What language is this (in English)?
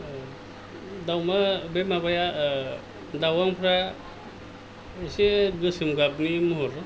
Bodo